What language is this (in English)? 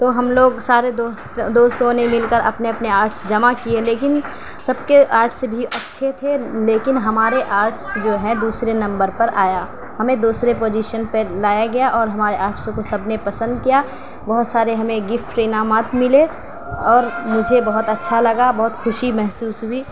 Urdu